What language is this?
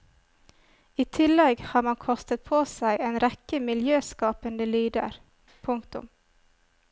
Norwegian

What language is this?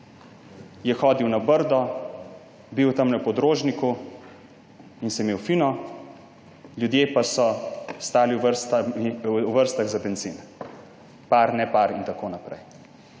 Slovenian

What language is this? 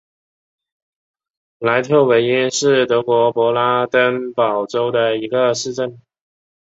Chinese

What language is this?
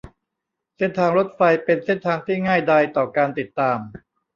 Thai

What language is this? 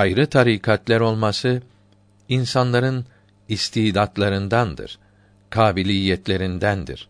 Turkish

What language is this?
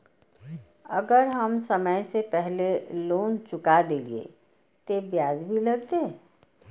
Maithili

